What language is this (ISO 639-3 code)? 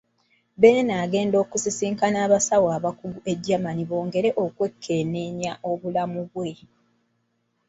lug